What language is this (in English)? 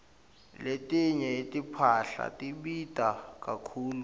Swati